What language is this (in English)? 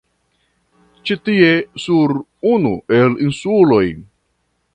Esperanto